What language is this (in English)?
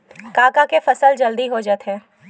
Chhattisgarhi